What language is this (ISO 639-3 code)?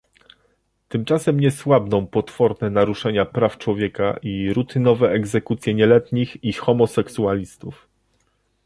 pol